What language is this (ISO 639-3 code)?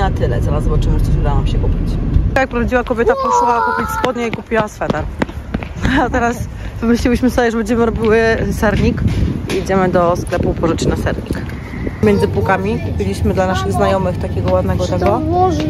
pol